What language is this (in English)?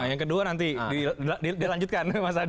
Indonesian